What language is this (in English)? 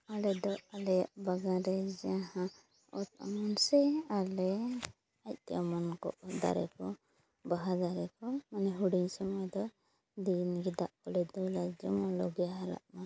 Santali